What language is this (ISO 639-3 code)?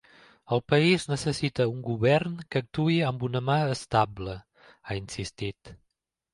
cat